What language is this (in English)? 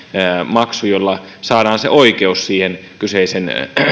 Finnish